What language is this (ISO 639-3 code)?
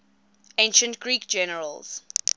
eng